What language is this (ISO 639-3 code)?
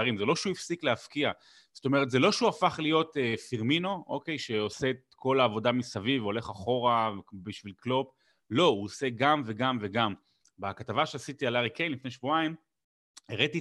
heb